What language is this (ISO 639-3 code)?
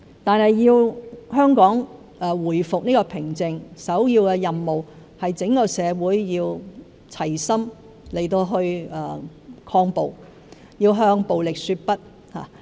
yue